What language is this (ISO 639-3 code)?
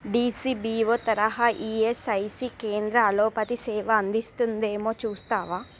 tel